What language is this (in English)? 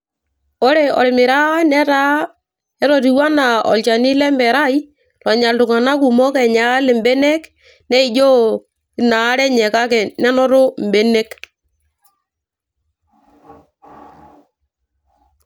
Masai